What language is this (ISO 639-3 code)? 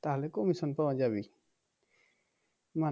ben